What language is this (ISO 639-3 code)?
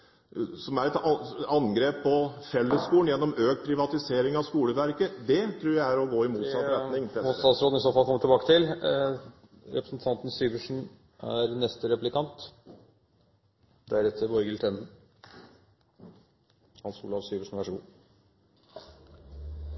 nor